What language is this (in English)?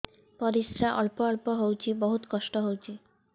Odia